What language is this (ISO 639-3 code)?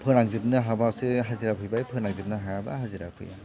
brx